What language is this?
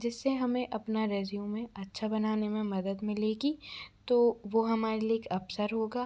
Hindi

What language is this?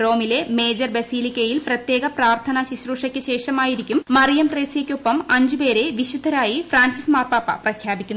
Malayalam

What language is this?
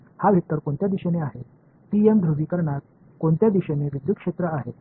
Marathi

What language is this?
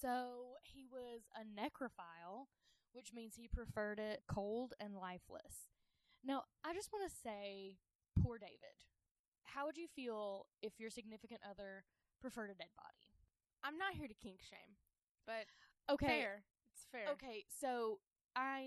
English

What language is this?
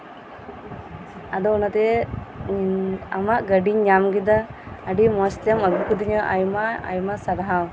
Santali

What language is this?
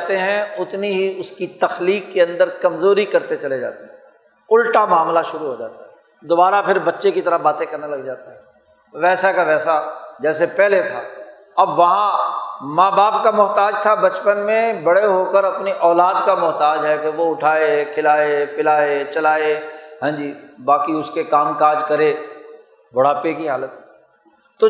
Urdu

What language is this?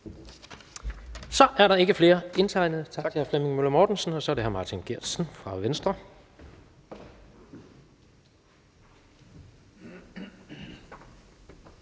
Danish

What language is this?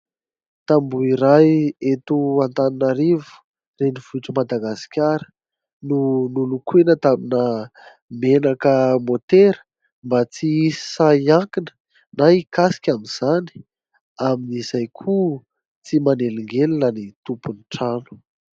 Malagasy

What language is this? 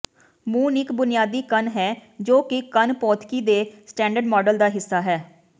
Punjabi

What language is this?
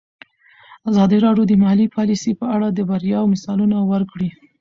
Pashto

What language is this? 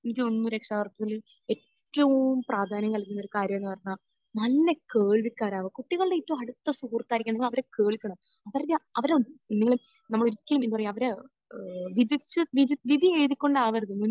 Malayalam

